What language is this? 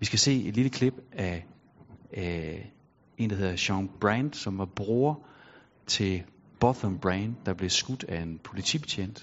Danish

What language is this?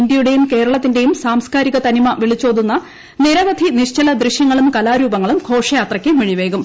Malayalam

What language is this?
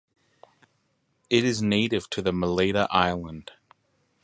English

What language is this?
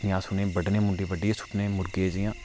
Dogri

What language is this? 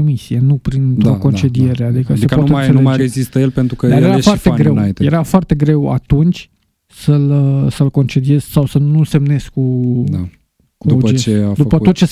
Romanian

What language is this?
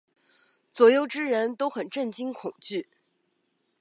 Chinese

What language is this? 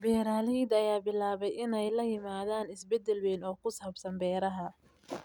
Somali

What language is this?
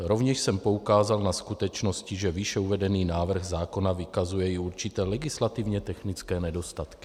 Czech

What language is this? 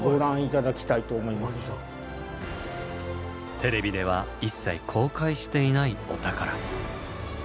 Japanese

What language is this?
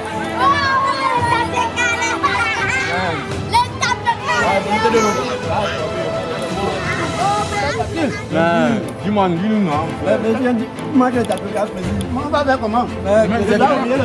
French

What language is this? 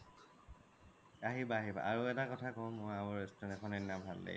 Assamese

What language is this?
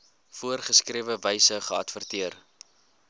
Afrikaans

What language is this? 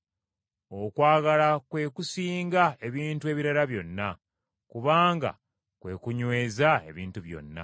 Ganda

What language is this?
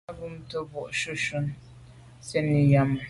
Medumba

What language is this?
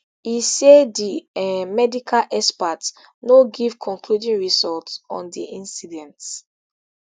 Nigerian Pidgin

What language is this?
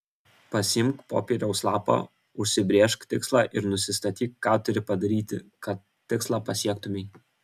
Lithuanian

